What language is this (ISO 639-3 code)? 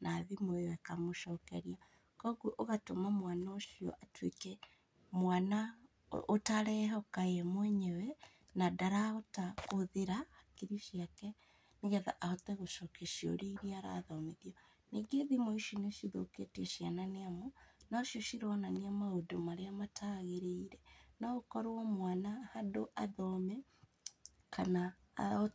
kik